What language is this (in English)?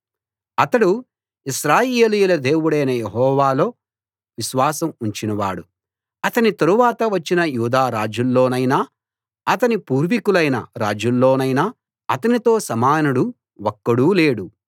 Telugu